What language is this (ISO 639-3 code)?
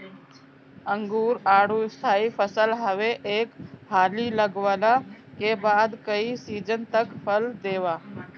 bho